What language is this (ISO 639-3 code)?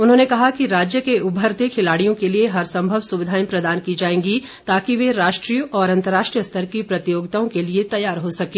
hin